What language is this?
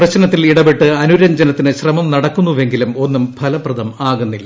Malayalam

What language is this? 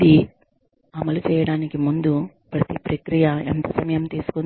Telugu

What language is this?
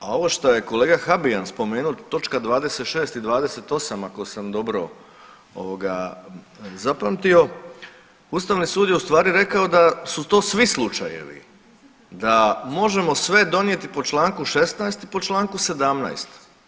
Croatian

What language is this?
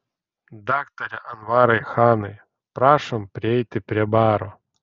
Lithuanian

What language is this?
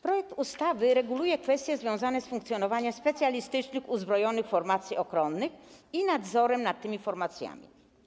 Polish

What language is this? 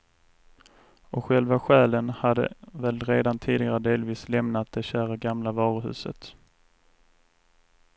Swedish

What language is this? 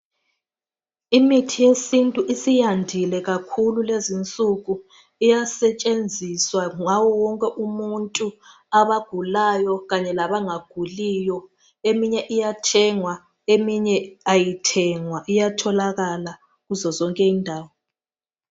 North Ndebele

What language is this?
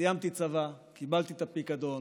Hebrew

